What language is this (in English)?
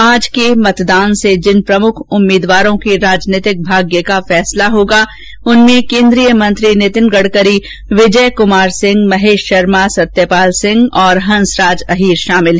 Hindi